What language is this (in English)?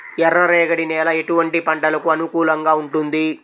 Telugu